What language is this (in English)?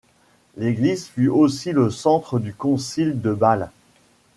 French